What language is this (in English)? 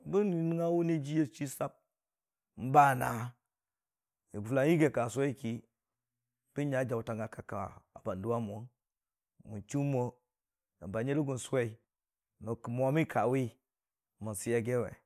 Dijim-Bwilim